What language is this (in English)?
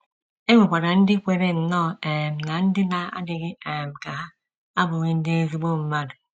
Igbo